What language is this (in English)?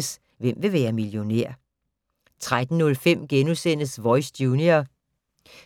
Danish